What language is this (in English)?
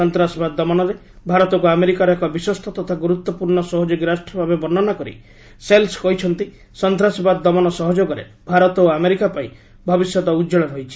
Odia